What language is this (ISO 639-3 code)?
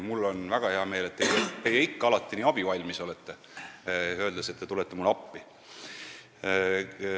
est